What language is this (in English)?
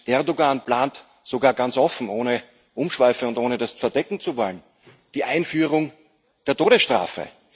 German